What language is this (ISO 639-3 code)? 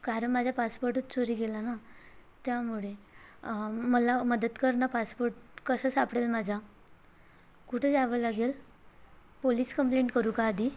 mar